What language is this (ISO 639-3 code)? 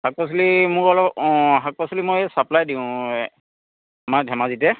asm